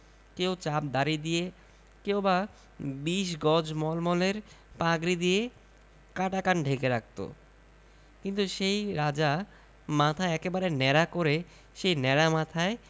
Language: Bangla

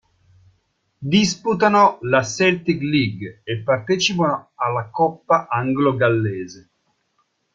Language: Italian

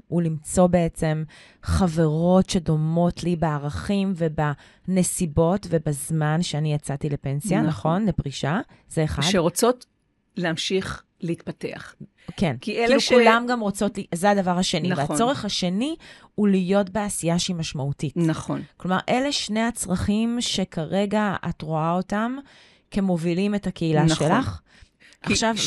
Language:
Hebrew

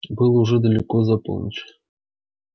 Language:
Russian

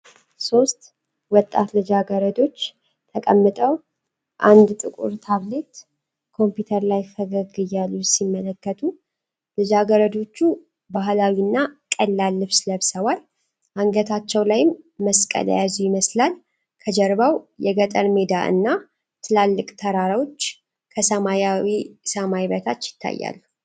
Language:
Amharic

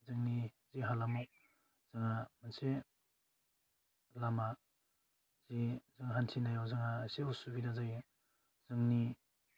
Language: Bodo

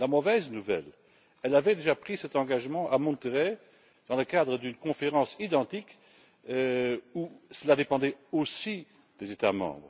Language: French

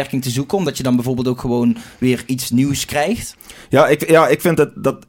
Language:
Dutch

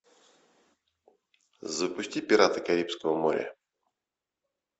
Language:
Russian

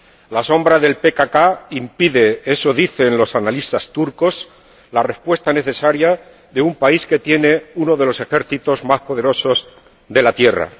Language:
Spanish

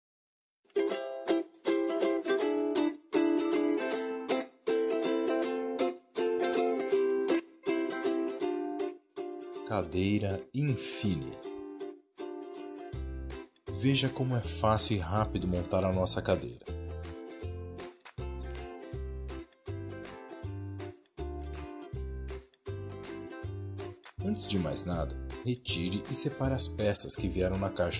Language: Portuguese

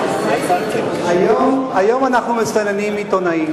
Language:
Hebrew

